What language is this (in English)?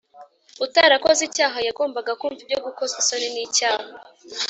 Kinyarwanda